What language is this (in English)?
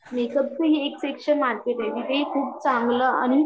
Marathi